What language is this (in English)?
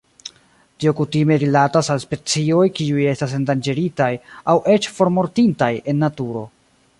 Esperanto